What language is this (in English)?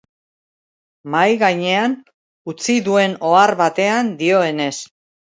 Basque